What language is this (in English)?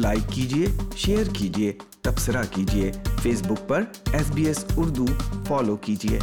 Urdu